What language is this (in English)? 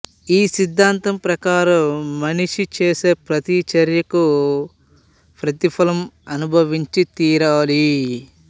Telugu